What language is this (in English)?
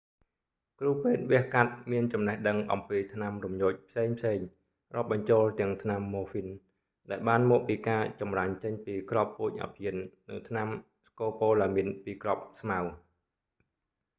Khmer